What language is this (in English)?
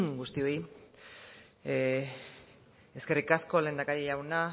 Basque